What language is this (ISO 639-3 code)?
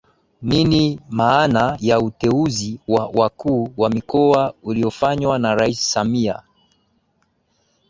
swa